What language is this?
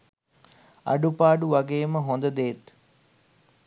Sinhala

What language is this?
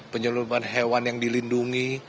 Indonesian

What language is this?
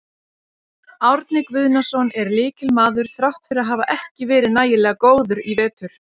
Icelandic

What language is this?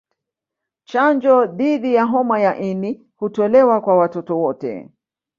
Swahili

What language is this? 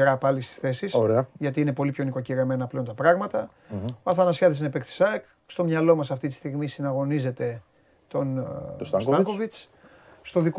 Greek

